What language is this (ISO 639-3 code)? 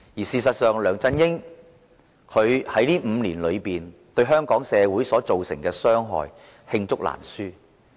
yue